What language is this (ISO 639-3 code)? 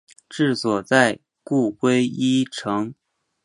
zho